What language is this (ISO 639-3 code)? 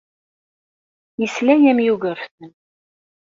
kab